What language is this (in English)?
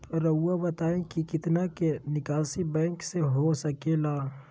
Magahi